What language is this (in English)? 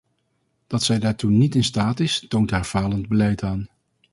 Dutch